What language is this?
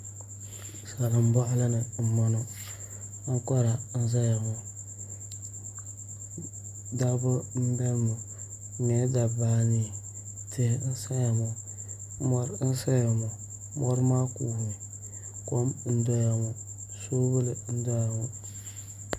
Dagbani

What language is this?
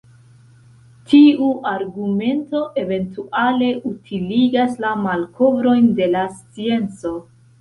Esperanto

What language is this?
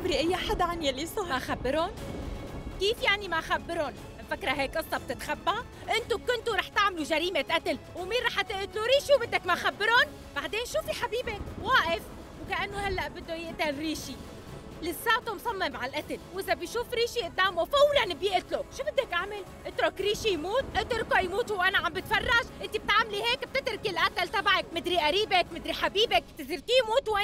Arabic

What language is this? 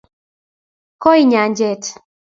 Kalenjin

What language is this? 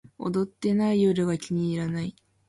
Japanese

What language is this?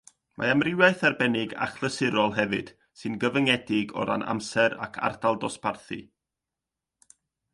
Welsh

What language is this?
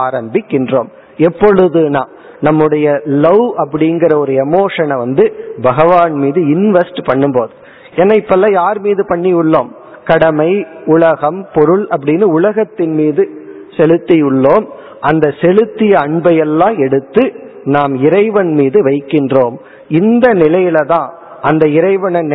Tamil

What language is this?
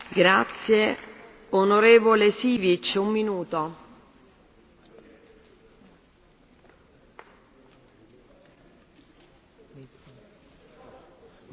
Polish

